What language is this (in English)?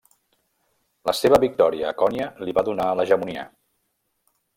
Catalan